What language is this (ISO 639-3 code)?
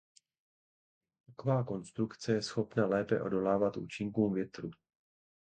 ces